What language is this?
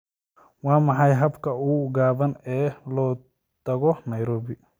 Somali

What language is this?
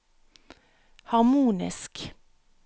Norwegian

